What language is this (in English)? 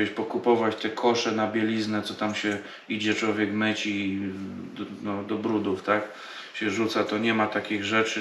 Polish